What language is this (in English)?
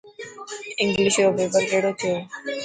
Dhatki